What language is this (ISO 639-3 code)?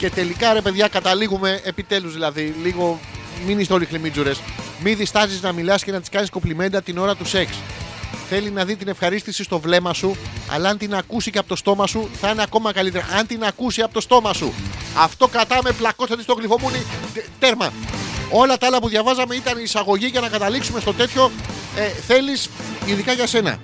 ell